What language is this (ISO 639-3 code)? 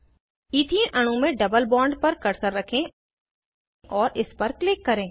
hin